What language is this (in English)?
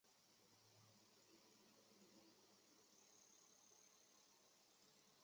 Chinese